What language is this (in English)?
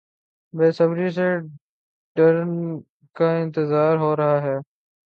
Urdu